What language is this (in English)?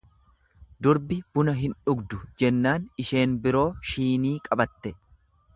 Oromo